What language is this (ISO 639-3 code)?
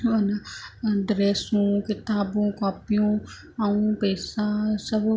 snd